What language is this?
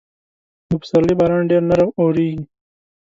Pashto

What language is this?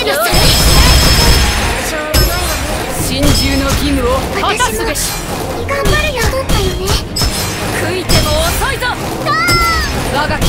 Japanese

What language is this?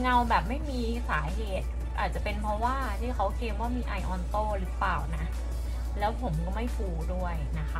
Thai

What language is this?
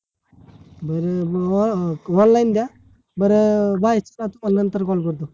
Marathi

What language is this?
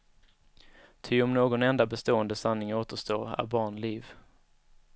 Swedish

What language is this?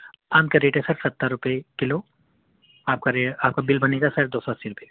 Urdu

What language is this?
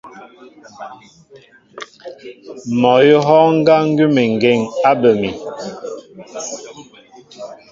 Mbo (Cameroon)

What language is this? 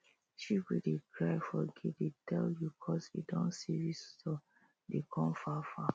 Nigerian Pidgin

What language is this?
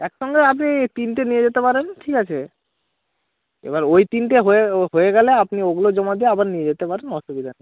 Bangla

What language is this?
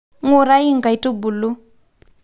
Masai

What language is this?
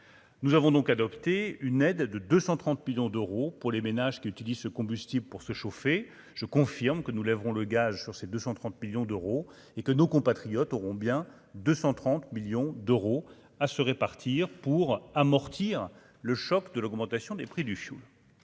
French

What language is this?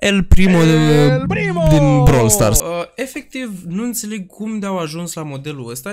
Romanian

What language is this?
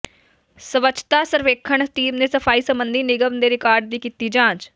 Punjabi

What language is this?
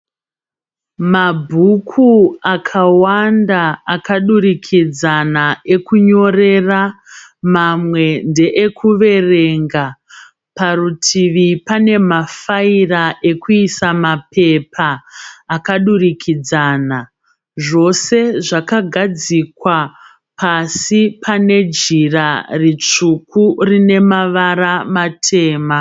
Shona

